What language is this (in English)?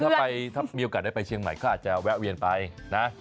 Thai